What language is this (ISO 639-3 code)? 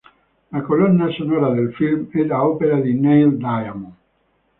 ita